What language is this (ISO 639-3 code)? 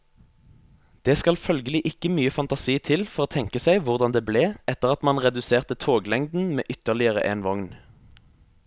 nor